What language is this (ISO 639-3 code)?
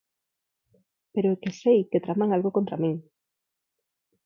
glg